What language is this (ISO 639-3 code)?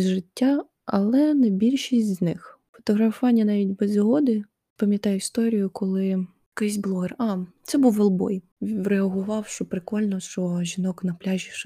ukr